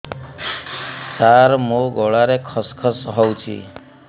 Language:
Odia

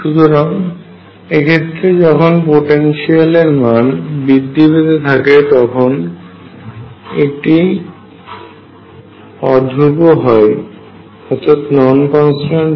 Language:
Bangla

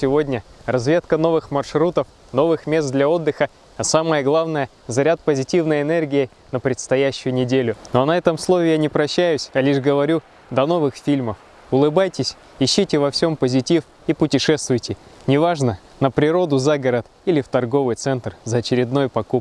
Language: Russian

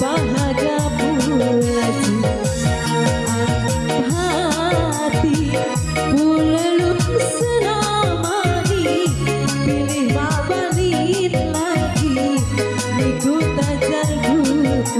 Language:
Indonesian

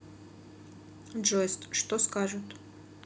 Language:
Russian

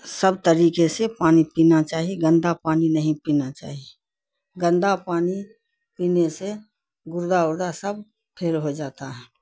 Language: Urdu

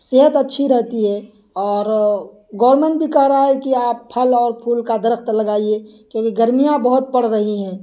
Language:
Urdu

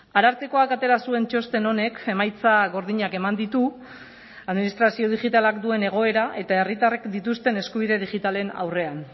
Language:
Basque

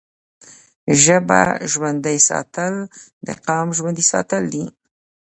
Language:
Pashto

